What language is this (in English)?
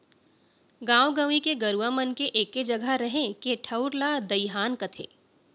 Chhattisgarhi